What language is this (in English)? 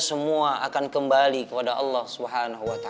Indonesian